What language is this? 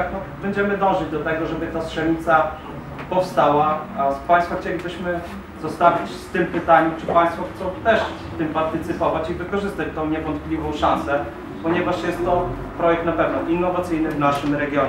Polish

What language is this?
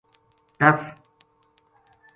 Gujari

